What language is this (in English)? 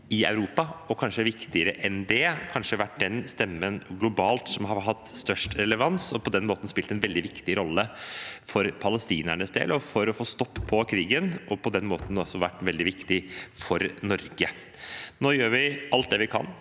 Norwegian